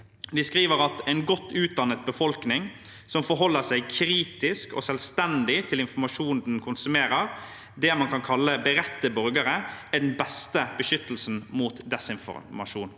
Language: Norwegian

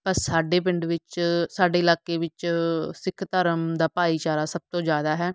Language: Punjabi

